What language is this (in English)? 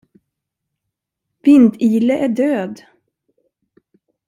Swedish